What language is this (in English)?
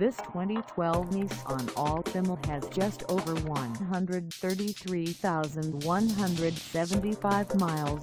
English